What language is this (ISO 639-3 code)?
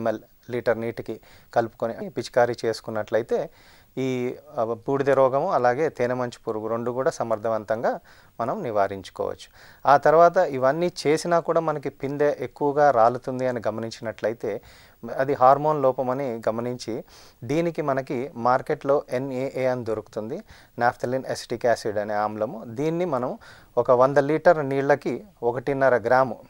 tel